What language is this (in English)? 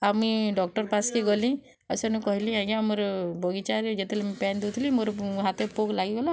Odia